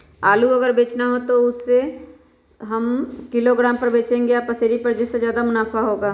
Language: Magahi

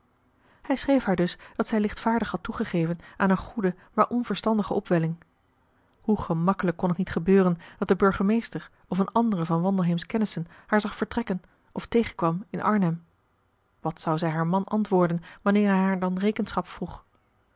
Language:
Dutch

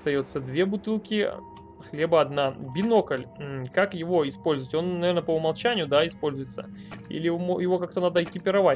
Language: Russian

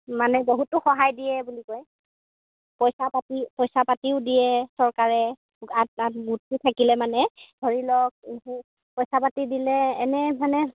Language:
Assamese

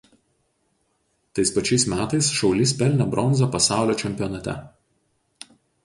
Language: Lithuanian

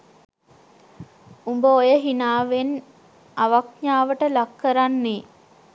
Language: Sinhala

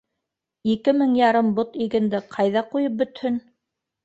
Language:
Bashkir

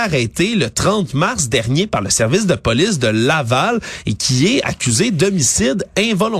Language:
French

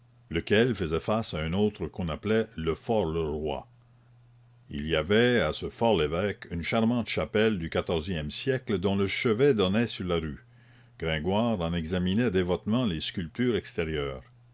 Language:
French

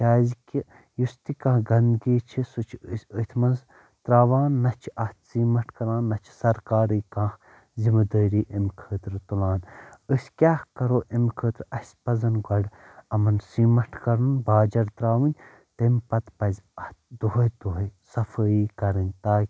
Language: Kashmiri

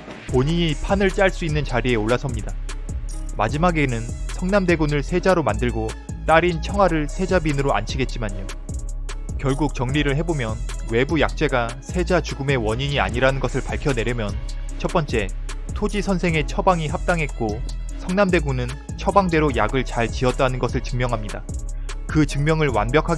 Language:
Korean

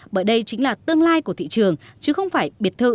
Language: Vietnamese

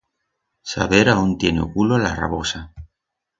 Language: Aragonese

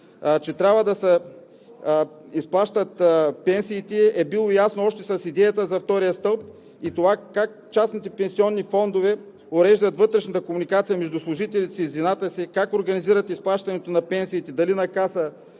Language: Bulgarian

